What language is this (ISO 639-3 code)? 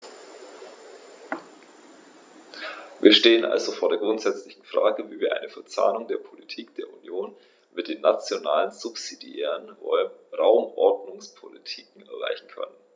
deu